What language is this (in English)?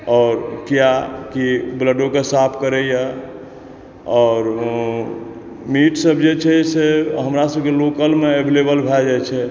Maithili